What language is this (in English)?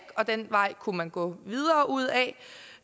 Danish